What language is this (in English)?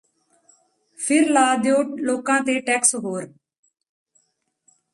Punjabi